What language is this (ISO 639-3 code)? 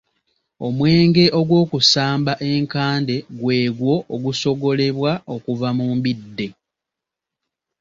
lug